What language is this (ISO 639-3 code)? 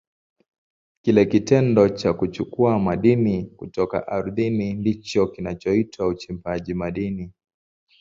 swa